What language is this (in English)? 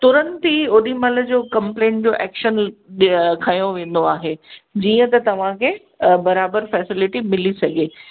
Sindhi